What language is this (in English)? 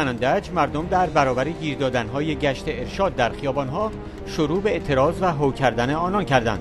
Persian